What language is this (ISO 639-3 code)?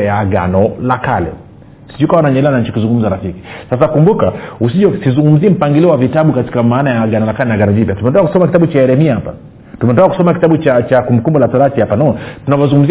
swa